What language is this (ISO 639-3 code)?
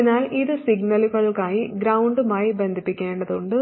mal